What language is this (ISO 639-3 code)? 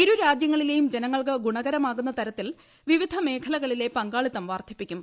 mal